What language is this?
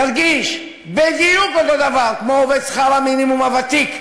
Hebrew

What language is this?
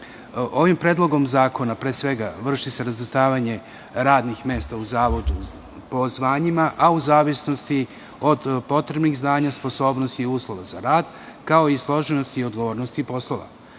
Serbian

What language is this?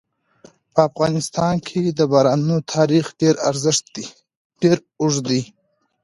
Pashto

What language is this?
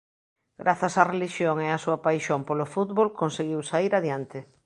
Galician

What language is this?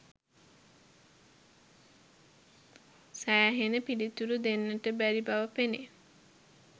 Sinhala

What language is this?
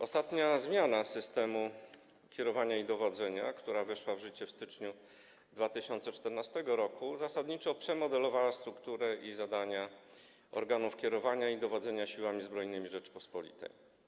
Polish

